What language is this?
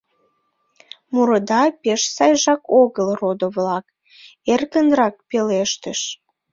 Mari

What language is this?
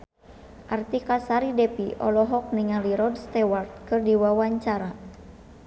Sundanese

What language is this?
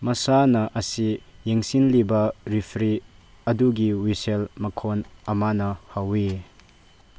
Manipuri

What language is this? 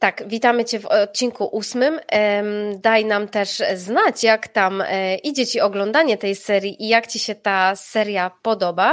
Polish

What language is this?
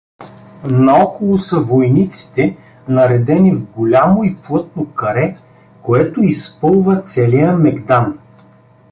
Bulgarian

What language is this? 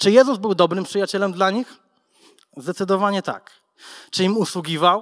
Polish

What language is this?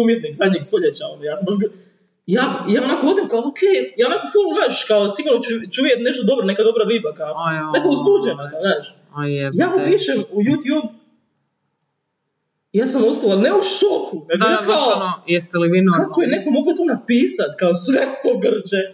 Croatian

